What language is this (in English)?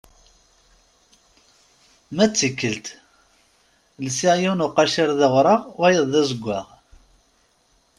Kabyle